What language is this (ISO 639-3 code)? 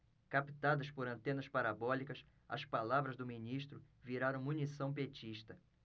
por